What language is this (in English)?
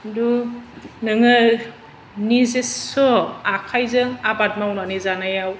Bodo